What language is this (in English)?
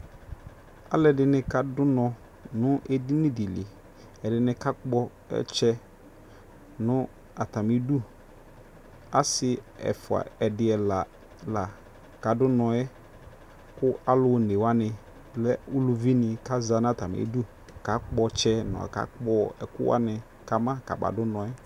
Ikposo